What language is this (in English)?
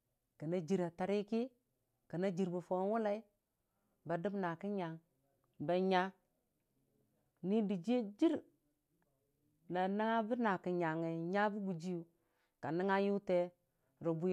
Dijim-Bwilim